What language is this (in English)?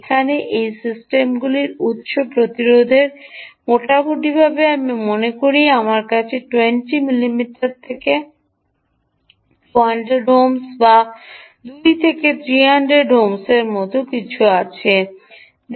Bangla